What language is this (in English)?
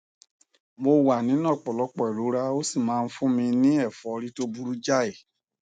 Yoruba